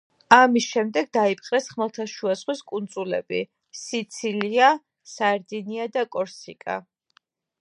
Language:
Georgian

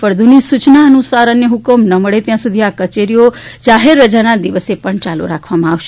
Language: Gujarati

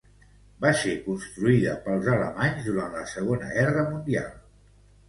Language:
Catalan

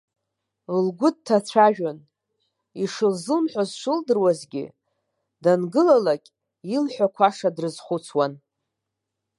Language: Abkhazian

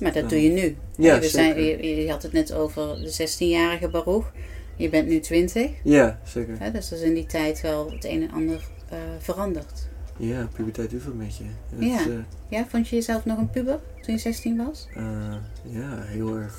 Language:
Dutch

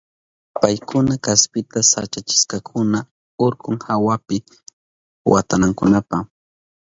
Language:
Southern Pastaza Quechua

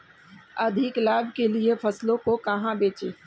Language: Hindi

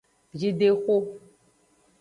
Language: Aja (Benin)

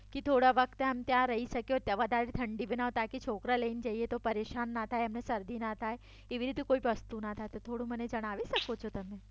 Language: Gujarati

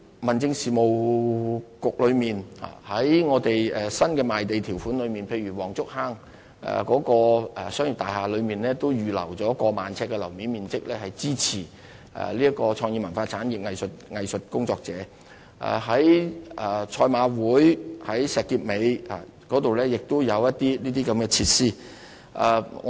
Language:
Cantonese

